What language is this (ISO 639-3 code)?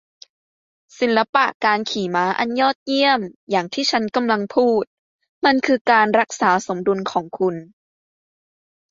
tha